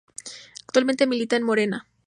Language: Spanish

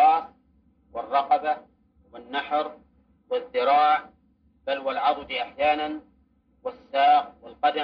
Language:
Arabic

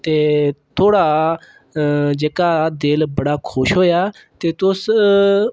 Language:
Dogri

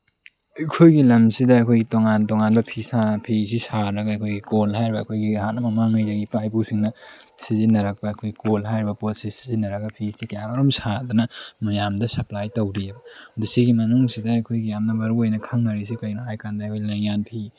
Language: Manipuri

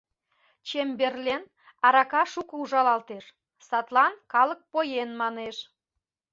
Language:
Mari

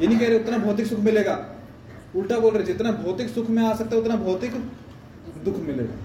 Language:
Hindi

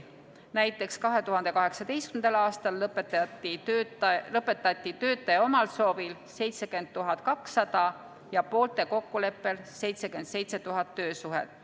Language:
Estonian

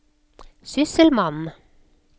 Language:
Norwegian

